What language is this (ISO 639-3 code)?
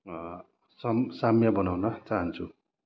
nep